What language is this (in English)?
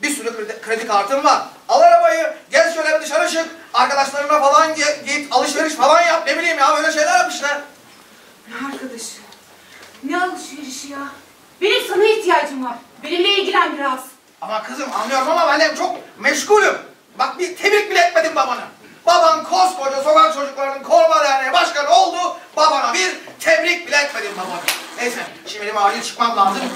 Turkish